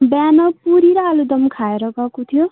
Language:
Nepali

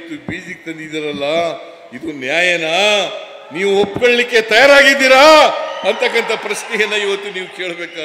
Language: Kannada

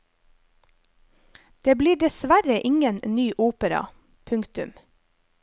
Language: Norwegian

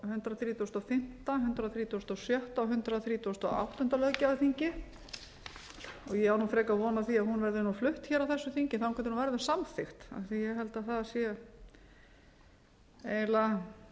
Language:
Icelandic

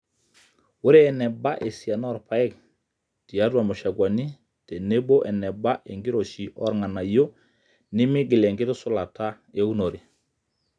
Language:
Masai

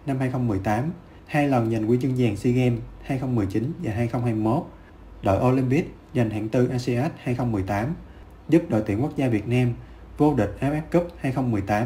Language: Vietnamese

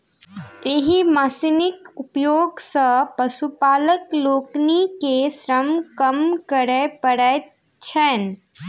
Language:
Maithili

